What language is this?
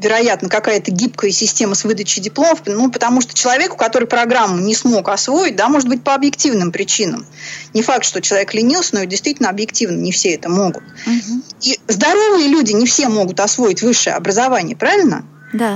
Russian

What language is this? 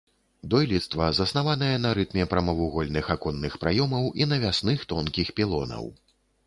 Belarusian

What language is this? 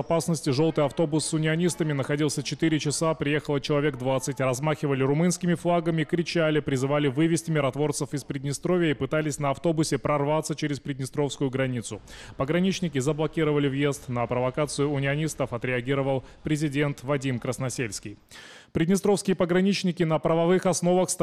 Russian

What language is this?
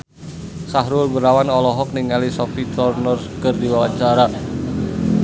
Sundanese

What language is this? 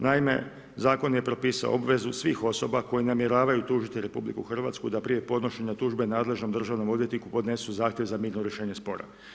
Croatian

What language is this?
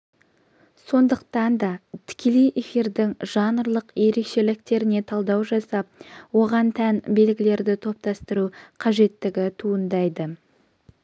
Kazakh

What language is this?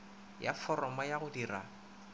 Northern Sotho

